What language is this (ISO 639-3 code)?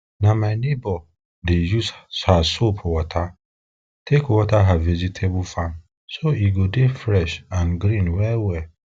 pcm